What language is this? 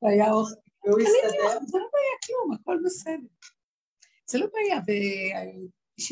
Hebrew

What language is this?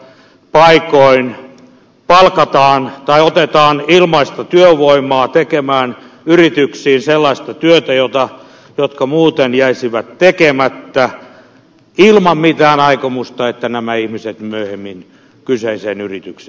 Finnish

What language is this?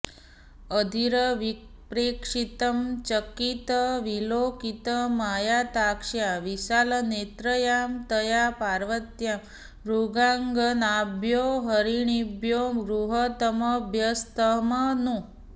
Sanskrit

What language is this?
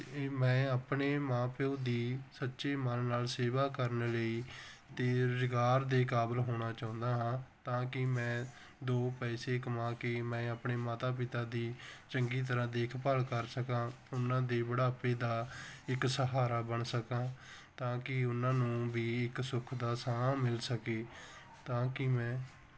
Punjabi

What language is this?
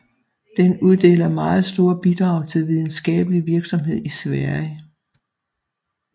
Danish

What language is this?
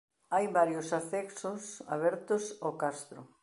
Galician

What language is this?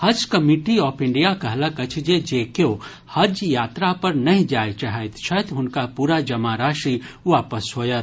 Maithili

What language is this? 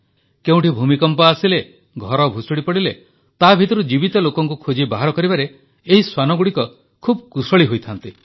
Odia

